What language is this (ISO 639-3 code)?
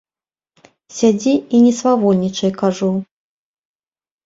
bel